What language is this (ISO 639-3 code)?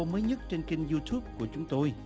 vie